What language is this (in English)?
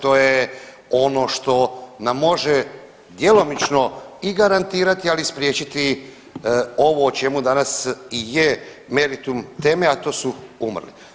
Croatian